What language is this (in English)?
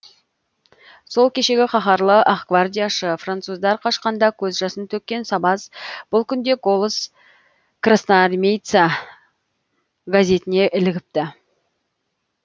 Kazakh